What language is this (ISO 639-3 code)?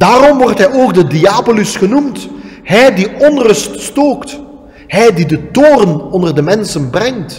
nld